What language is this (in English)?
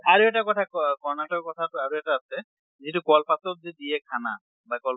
Assamese